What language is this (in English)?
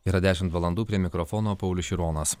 Lithuanian